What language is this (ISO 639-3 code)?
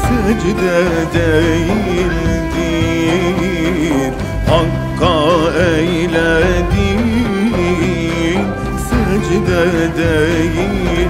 tur